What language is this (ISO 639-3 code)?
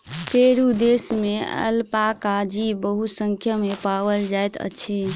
mai